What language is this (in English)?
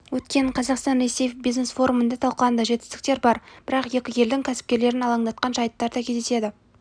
Kazakh